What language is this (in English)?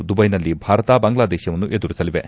Kannada